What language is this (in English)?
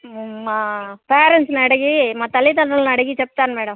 Telugu